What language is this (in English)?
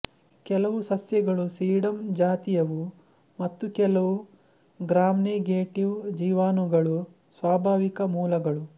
Kannada